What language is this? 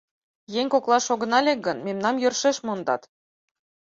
Mari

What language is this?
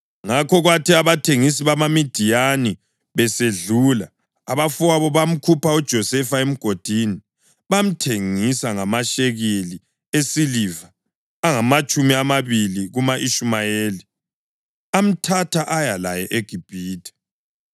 North Ndebele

